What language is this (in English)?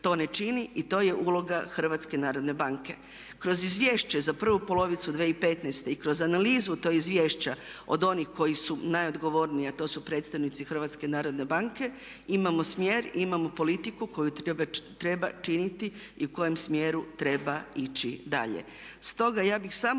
Croatian